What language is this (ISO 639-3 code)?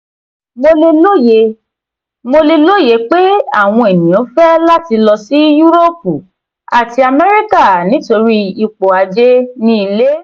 yor